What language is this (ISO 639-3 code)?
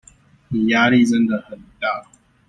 zho